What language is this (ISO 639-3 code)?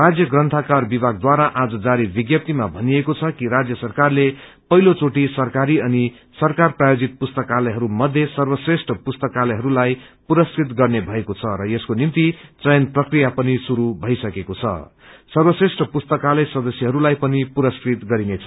nep